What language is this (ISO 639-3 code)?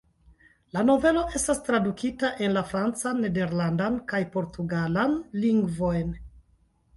epo